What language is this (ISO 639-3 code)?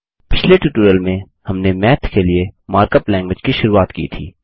hin